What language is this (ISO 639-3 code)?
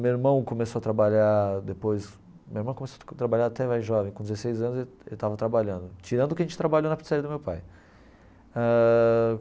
por